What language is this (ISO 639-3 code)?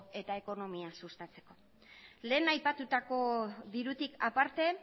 eus